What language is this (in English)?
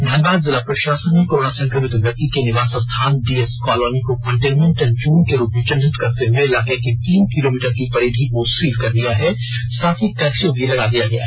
Hindi